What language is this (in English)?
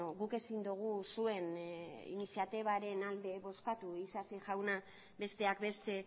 Basque